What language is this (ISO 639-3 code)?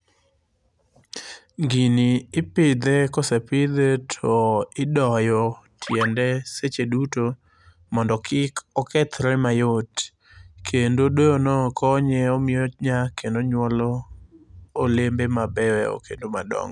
luo